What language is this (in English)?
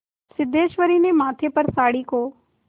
Hindi